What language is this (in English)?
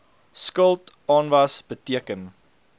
Afrikaans